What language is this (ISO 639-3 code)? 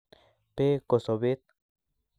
kln